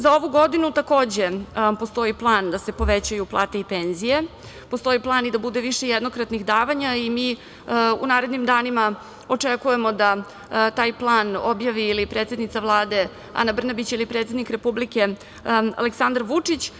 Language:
Serbian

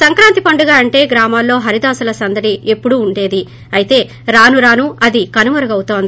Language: Telugu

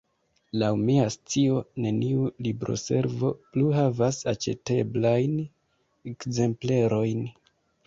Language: Esperanto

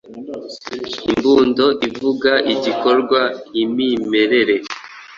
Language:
Kinyarwanda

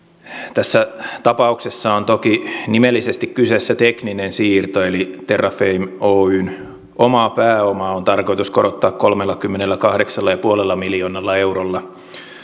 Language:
Finnish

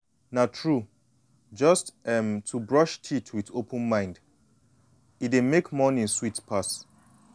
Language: Nigerian Pidgin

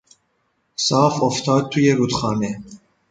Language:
Persian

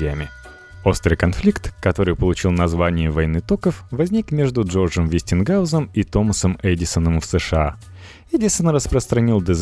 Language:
Russian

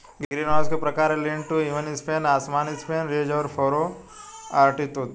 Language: Hindi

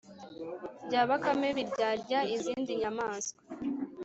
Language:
Kinyarwanda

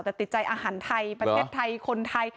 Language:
Thai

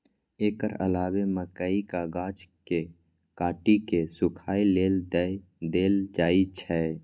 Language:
Maithili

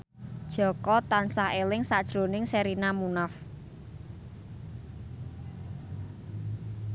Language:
Javanese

